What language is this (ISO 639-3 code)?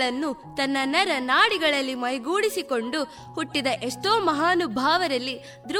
kan